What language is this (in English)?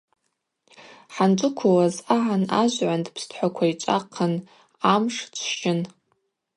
Abaza